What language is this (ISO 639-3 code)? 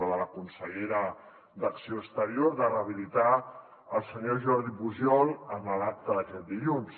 cat